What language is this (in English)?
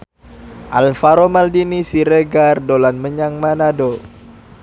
Javanese